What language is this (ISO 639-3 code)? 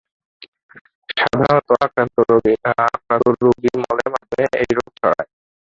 ben